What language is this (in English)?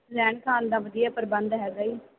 Punjabi